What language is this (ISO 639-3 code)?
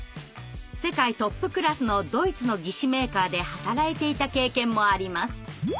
jpn